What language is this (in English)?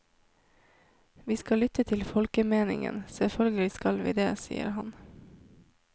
Norwegian